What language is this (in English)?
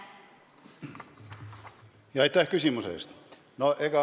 Estonian